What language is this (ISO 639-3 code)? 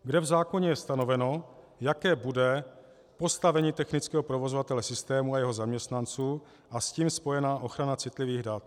ces